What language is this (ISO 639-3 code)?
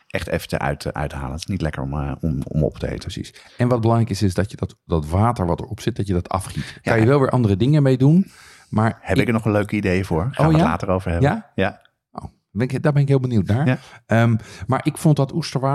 nld